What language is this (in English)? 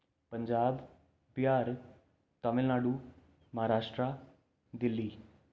Dogri